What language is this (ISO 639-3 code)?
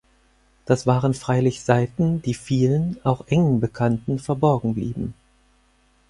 deu